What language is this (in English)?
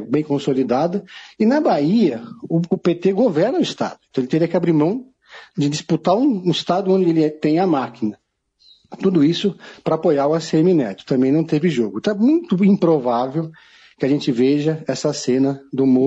Portuguese